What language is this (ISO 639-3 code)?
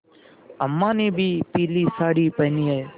hin